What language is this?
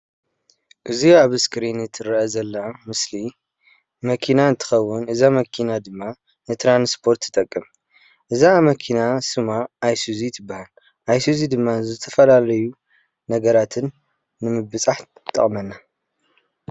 Tigrinya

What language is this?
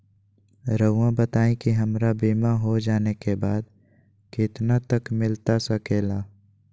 Magahi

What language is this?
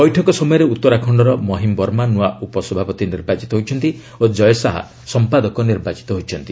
Odia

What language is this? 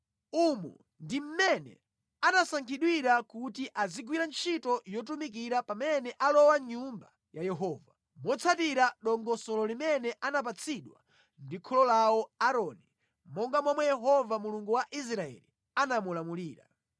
Nyanja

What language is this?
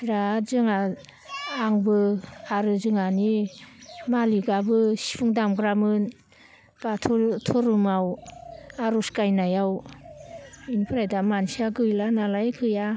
Bodo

